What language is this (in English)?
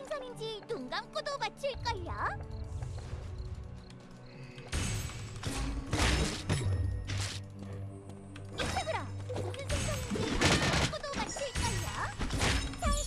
Korean